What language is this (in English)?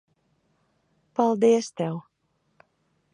Latvian